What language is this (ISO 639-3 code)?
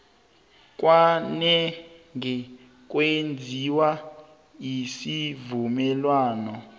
nbl